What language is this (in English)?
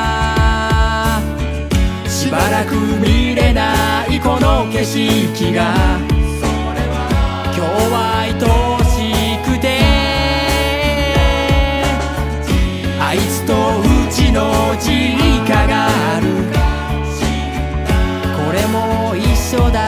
Korean